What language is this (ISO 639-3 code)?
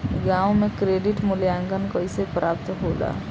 bho